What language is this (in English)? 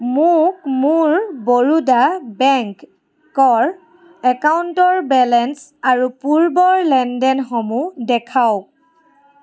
Assamese